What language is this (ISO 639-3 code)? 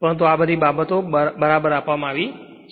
guj